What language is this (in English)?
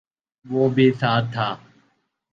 Urdu